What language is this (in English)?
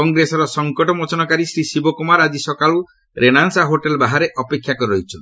Odia